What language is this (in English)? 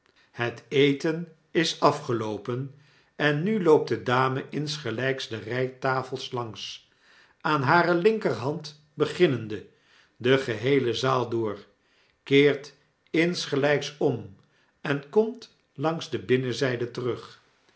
Dutch